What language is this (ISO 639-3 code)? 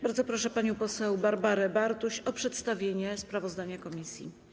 pol